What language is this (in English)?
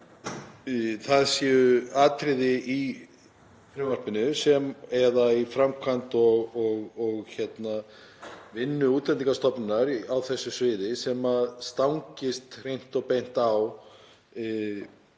Icelandic